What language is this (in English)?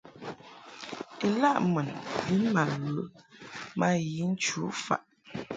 Mungaka